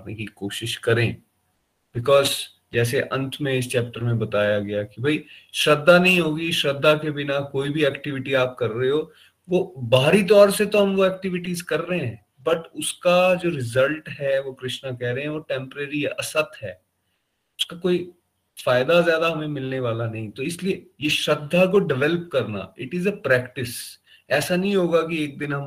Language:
Hindi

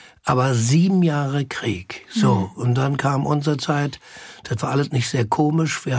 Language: German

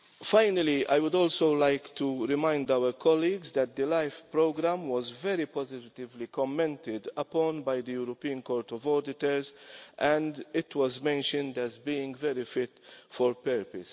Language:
English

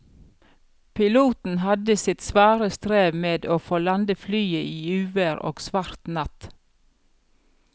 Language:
Norwegian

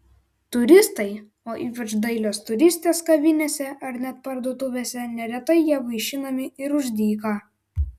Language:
Lithuanian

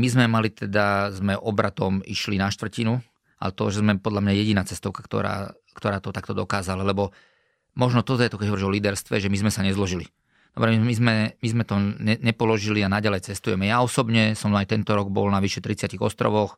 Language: Slovak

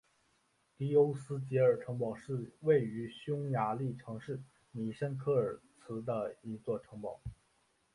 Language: Chinese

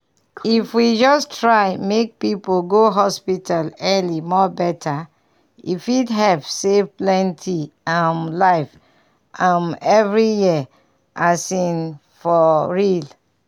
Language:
Nigerian Pidgin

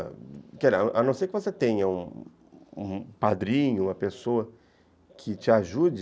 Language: Portuguese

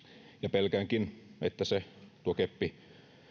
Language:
Finnish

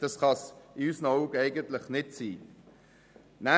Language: Swiss German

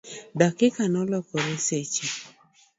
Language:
Luo (Kenya and Tanzania)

